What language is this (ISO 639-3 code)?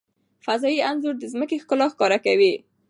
pus